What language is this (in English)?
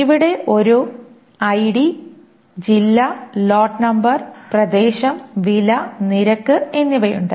Malayalam